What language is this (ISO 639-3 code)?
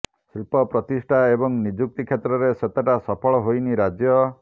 ori